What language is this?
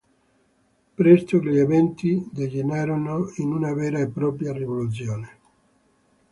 Italian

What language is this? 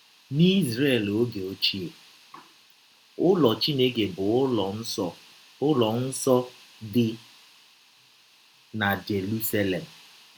Igbo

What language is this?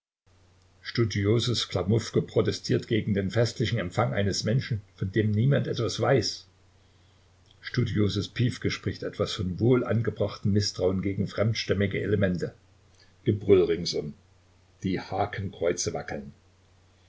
German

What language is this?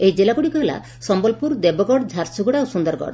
Odia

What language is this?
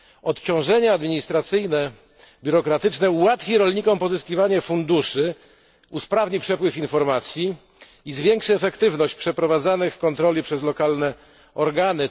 Polish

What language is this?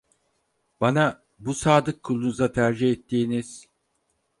Turkish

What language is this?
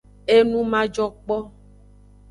Aja (Benin)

